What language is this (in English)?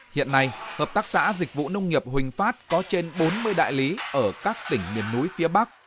Vietnamese